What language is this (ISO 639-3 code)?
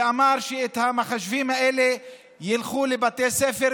heb